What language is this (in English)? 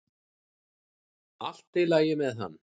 Icelandic